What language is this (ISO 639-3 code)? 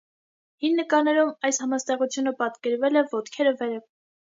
hye